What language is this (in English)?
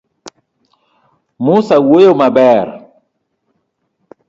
Luo (Kenya and Tanzania)